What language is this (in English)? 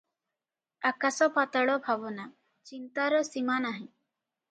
Odia